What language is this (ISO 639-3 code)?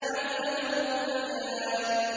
ara